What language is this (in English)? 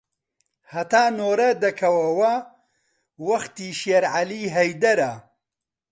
Central Kurdish